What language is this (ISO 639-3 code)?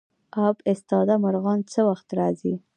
pus